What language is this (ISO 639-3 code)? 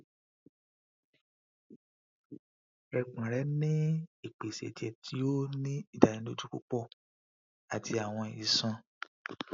yor